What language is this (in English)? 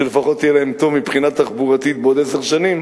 Hebrew